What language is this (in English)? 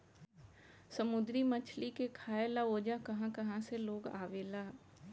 Bhojpuri